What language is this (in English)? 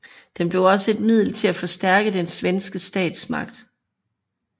Danish